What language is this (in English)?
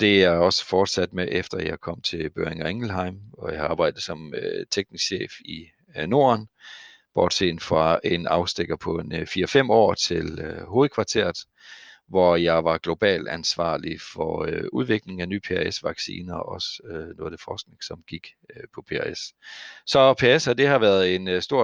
Danish